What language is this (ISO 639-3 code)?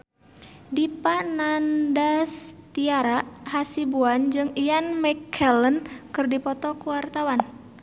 sun